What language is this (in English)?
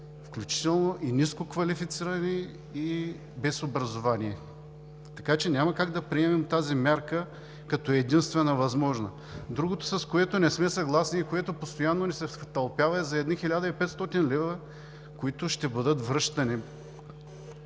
Bulgarian